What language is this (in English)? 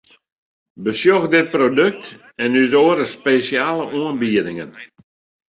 Western Frisian